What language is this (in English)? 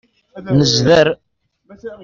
Kabyle